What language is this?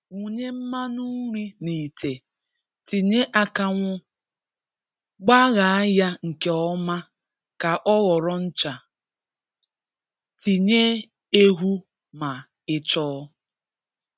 Igbo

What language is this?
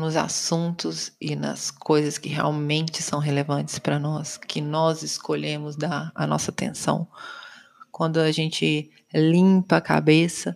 Portuguese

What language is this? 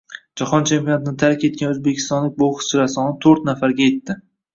Uzbek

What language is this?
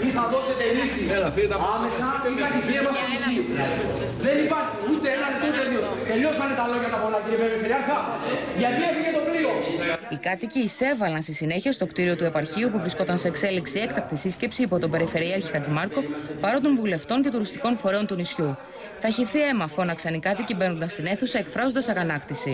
Greek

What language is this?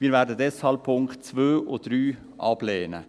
Swiss German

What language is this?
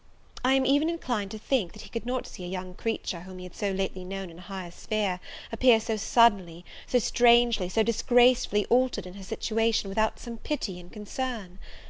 English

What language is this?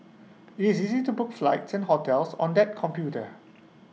English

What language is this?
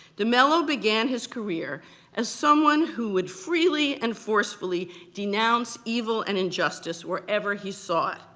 English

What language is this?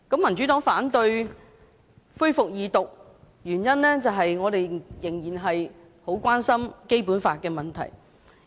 Cantonese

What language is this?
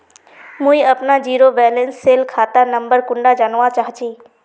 Magahi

